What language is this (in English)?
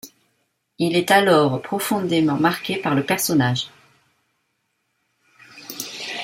French